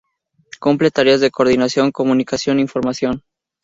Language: Spanish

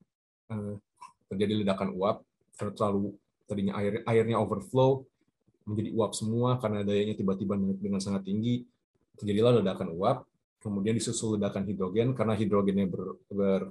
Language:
Indonesian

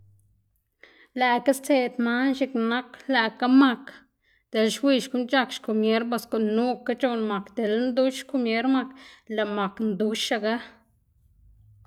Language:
Xanaguía Zapotec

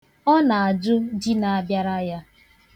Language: Igbo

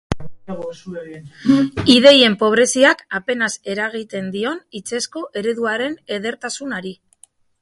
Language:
Basque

